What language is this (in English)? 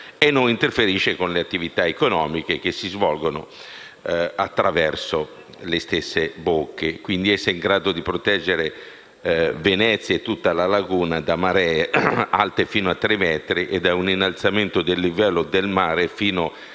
Italian